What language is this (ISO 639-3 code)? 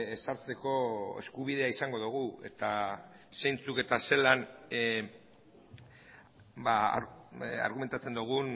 eus